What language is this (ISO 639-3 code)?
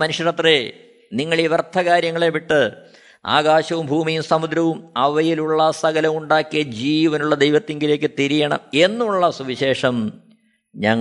mal